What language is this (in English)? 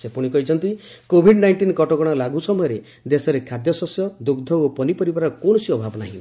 Odia